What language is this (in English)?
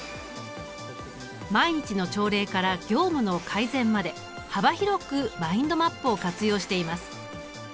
Japanese